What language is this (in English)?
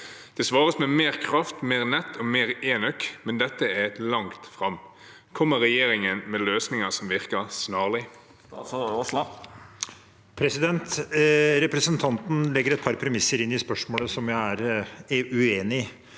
Norwegian